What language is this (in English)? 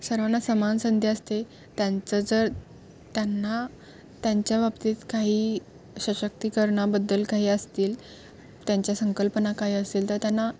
Marathi